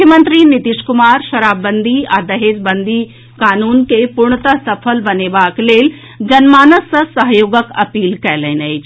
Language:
Maithili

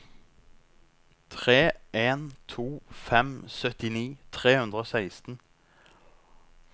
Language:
Norwegian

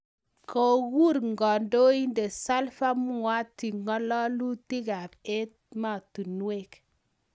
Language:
Kalenjin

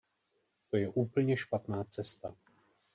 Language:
Czech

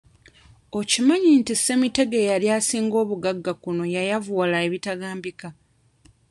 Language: Ganda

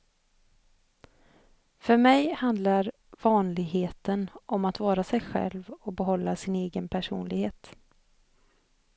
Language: Swedish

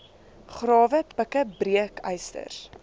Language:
Afrikaans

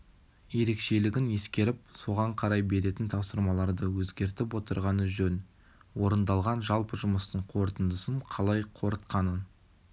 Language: Kazakh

